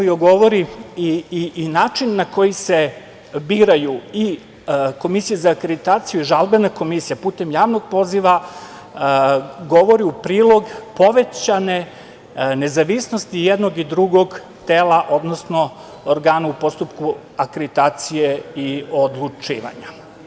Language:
Serbian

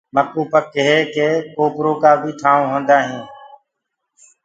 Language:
Gurgula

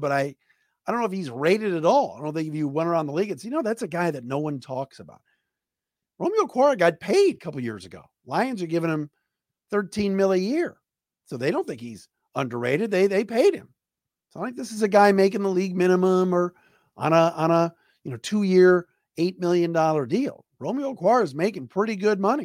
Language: English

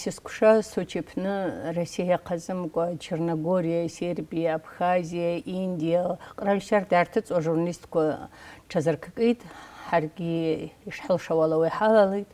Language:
Arabic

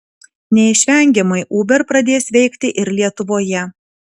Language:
Lithuanian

